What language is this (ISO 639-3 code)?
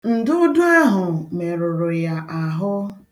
ibo